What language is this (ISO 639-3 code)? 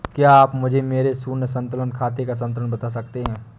hin